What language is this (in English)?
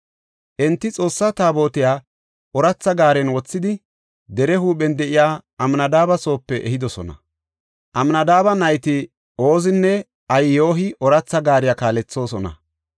Gofa